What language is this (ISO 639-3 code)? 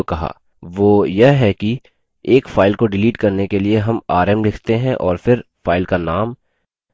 hin